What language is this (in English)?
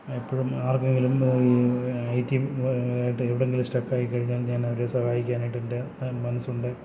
Malayalam